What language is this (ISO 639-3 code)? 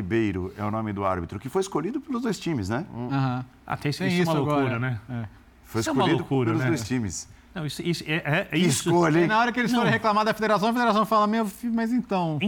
por